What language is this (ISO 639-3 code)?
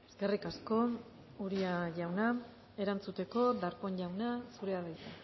eus